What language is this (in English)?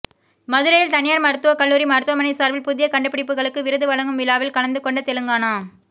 Tamil